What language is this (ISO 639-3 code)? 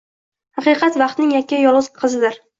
uzb